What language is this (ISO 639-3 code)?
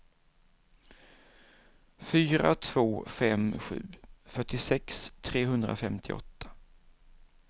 swe